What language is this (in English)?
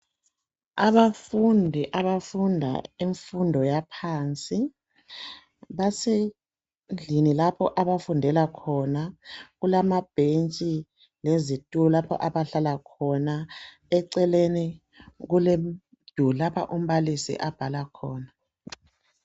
North Ndebele